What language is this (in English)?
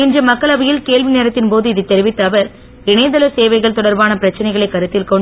Tamil